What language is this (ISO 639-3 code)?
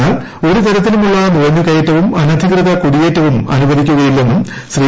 mal